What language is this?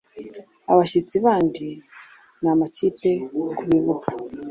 Kinyarwanda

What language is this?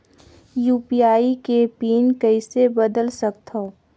Chhattisgarhi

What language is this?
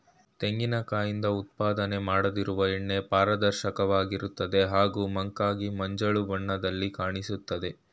Kannada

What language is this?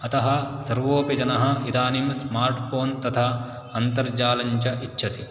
Sanskrit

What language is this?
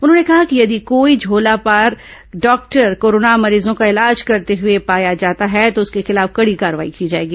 Hindi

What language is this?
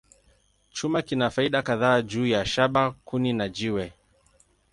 Swahili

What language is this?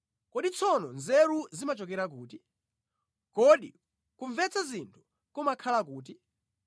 Nyanja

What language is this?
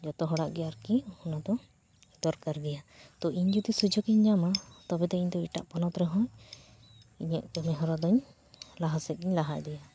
Santali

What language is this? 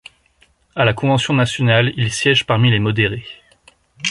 French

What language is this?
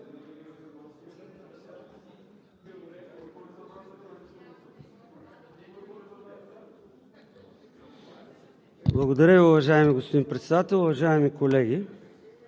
Bulgarian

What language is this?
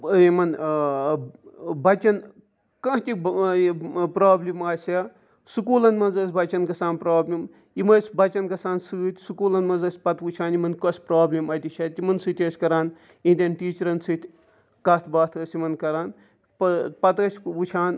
Kashmiri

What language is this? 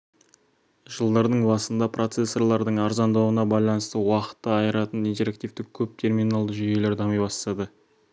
Kazakh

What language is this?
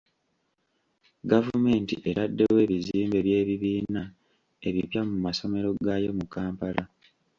Ganda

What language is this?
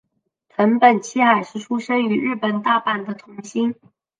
Chinese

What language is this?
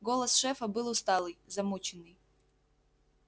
Russian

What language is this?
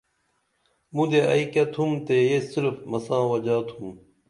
Dameli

